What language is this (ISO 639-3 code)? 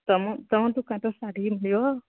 ori